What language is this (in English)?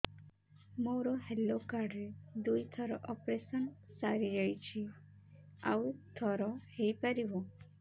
Odia